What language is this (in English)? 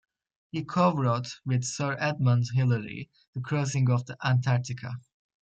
English